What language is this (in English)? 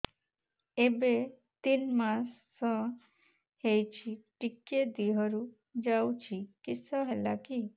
Odia